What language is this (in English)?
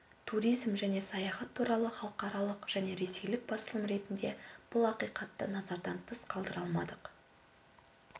Kazakh